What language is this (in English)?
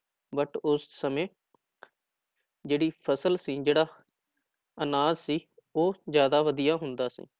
Punjabi